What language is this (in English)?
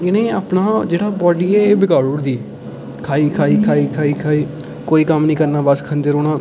Dogri